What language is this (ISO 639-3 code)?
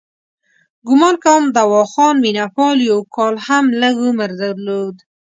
pus